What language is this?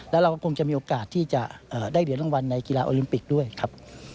Thai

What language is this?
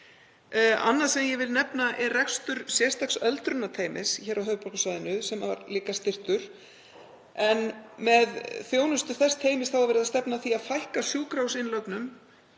Icelandic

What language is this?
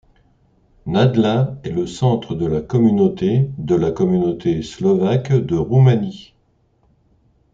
French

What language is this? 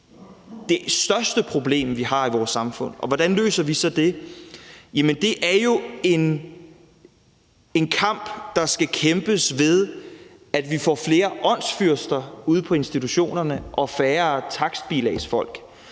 Danish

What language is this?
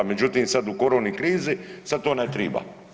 Croatian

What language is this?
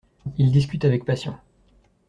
French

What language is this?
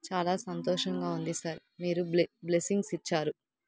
Telugu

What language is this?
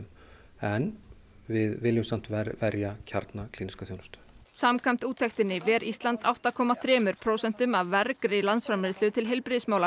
Icelandic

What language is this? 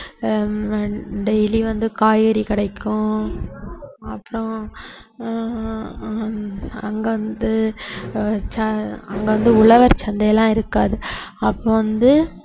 Tamil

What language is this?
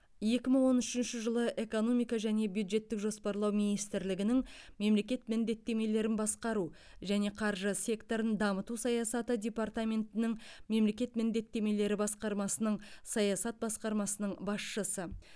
Kazakh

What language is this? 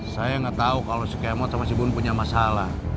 Indonesian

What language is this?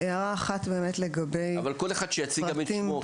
Hebrew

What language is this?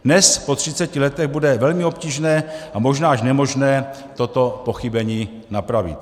Czech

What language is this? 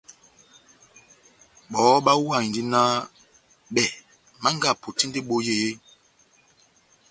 Batanga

